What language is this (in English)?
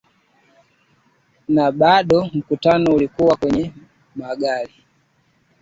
Swahili